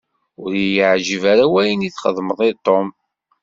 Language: Kabyle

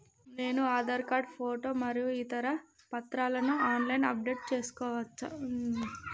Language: Telugu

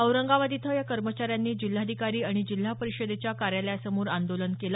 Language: Marathi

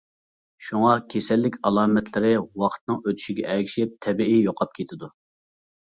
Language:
Uyghur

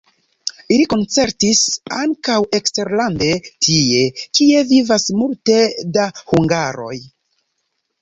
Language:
Esperanto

